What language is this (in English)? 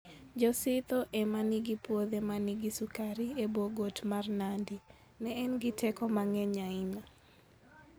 Luo (Kenya and Tanzania)